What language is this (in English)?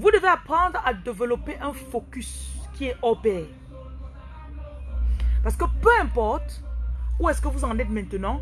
French